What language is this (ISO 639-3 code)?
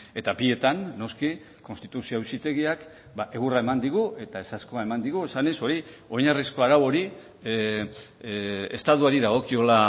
eus